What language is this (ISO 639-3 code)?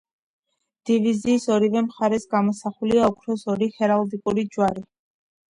kat